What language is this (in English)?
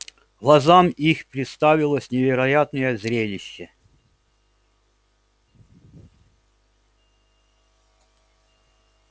Russian